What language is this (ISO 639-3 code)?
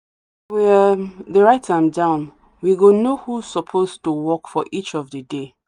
pcm